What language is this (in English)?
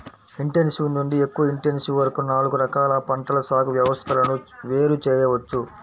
Telugu